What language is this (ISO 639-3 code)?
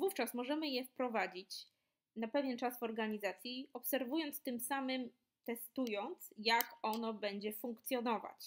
pol